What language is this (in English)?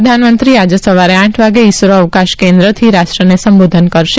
Gujarati